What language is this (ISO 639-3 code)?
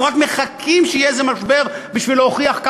heb